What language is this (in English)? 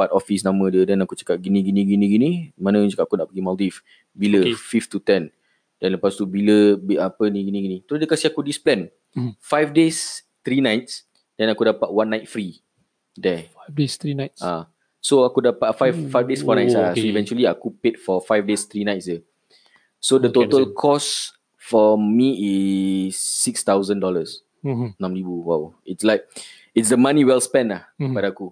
Malay